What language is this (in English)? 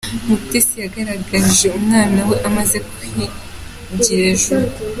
Kinyarwanda